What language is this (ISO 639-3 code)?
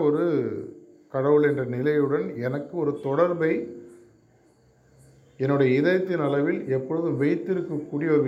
tam